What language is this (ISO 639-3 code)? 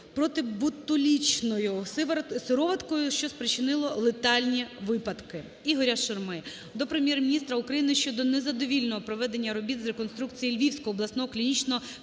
ukr